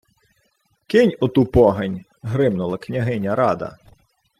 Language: Ukrainian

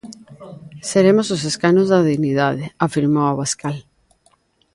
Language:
Galician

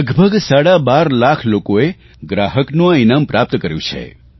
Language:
Gujarati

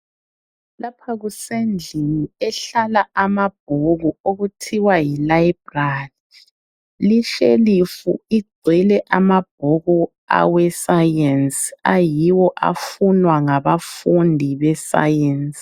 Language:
North Ndebele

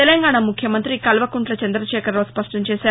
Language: Telugu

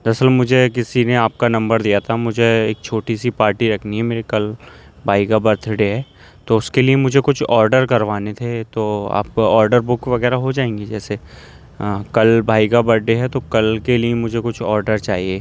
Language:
Urdu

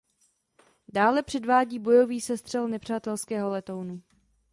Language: Czech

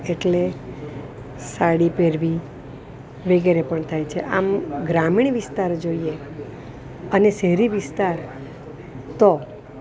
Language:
Gujarati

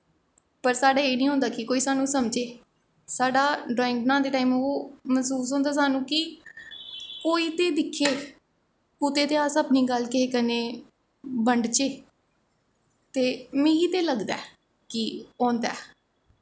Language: Dogri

